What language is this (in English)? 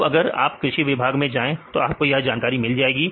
Hindi